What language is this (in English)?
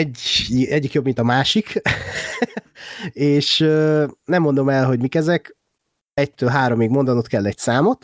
Hungarian